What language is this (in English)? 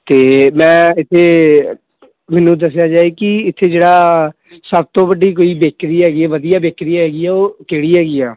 Punjabi